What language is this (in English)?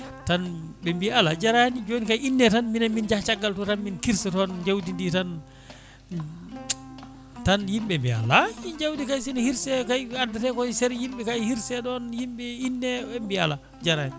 Fula